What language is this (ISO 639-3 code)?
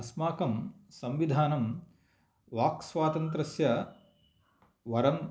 san